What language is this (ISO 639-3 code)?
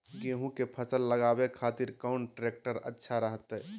mag